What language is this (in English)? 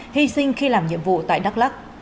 Vietnamese